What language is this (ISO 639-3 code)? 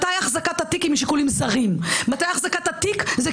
heb